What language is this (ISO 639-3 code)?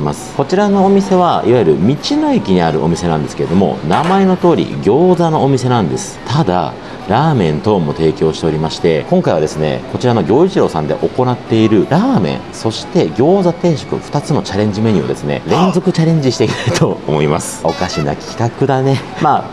jpn